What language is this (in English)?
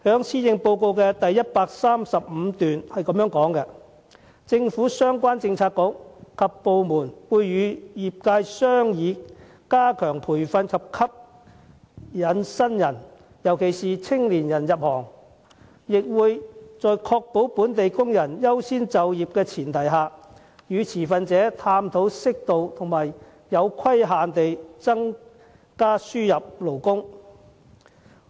Cantonese